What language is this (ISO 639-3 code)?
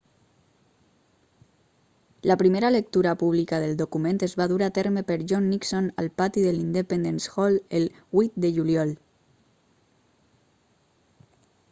cat